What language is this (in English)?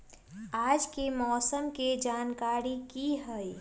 Magahi